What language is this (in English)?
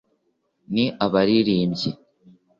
Kinyarwanda